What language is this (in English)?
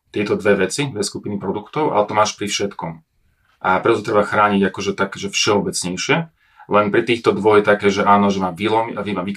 Slovak